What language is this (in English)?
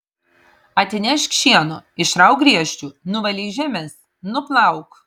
Lithuanian